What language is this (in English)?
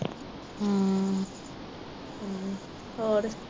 Punjabi